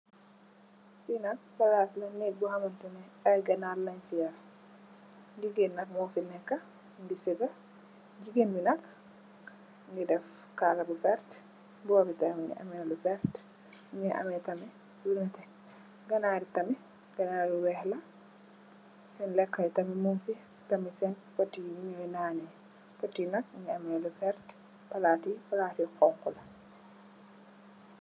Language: Wolof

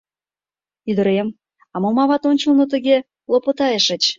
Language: Mari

